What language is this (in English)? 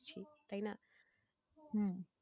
Bangla